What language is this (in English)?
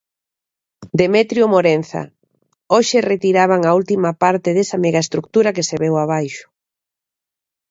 Galician